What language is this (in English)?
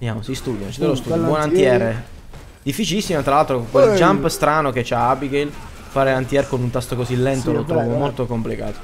Italian